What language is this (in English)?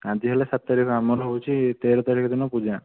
Odia